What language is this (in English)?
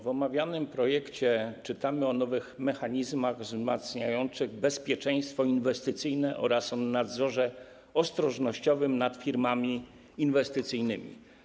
Polish